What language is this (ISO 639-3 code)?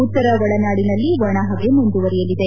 kan